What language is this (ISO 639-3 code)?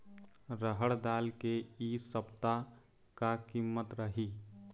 hne